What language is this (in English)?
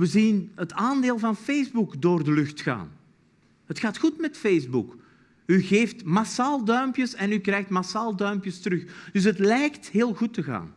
Dutch